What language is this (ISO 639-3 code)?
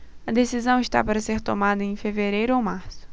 por